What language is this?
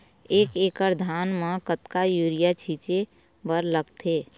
Chhattisgarhi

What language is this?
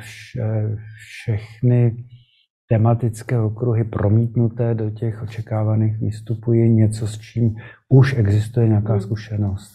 Czech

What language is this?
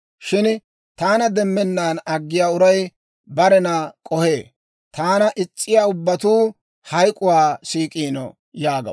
Dawro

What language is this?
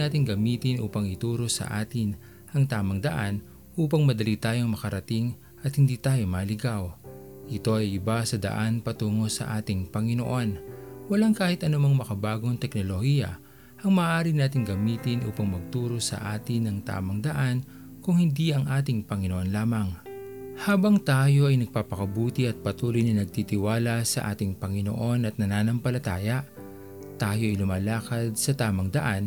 Filipino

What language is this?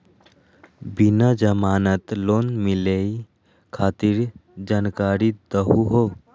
Magahi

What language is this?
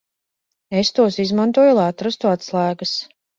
Latvian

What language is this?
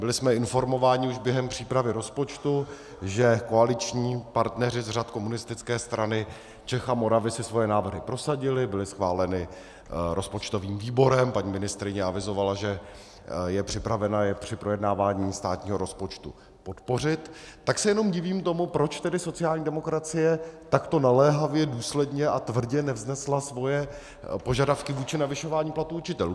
Czech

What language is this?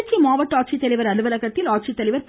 Tamil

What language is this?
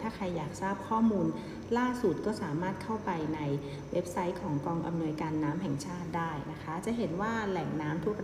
Thai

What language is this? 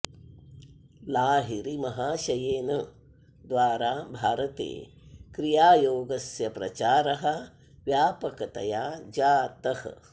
Sanskrit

